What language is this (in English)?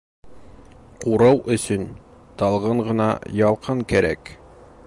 Bashkir